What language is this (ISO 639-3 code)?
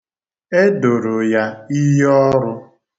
ibo